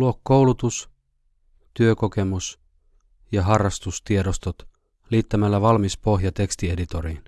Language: Finnish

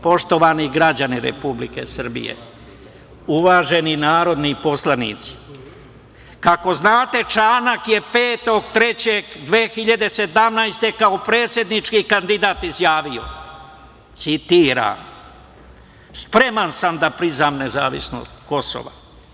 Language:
Serbian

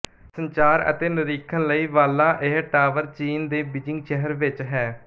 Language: Punjabi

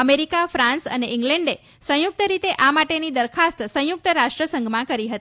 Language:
Gujarati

